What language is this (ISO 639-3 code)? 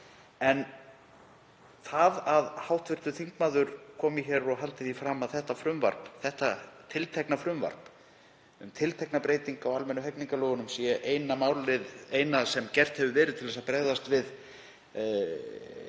isl